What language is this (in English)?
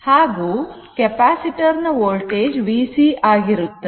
Kannada